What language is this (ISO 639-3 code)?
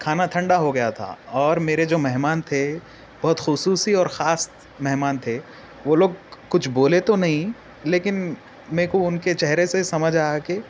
urd